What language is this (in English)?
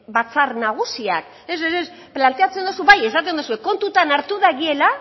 Basque